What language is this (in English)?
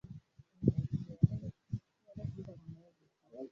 Swahili